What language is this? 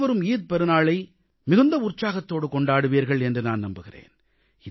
Tamil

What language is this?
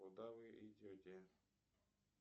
Russian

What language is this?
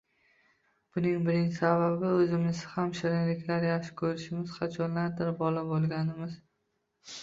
Uzbek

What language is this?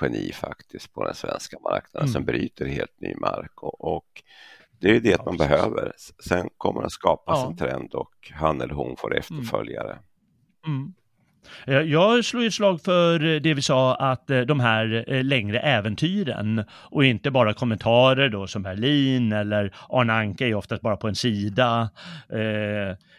Swedish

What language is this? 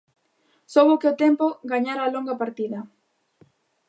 Galician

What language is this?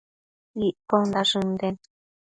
Matsés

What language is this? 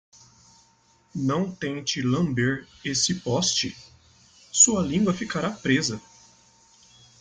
Portuguese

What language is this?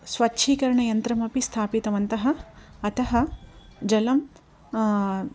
Sanskrit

